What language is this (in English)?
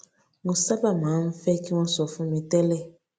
Yoruba